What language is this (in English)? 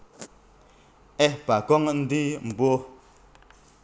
Javanese